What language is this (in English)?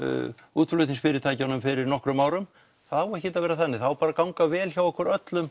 Icelandic